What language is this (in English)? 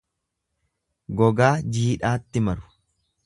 Oromo